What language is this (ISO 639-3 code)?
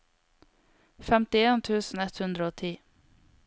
nor